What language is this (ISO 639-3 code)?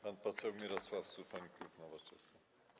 pol